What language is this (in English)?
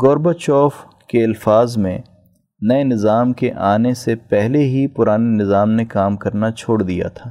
Urdu